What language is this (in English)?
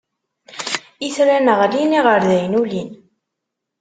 Kabyle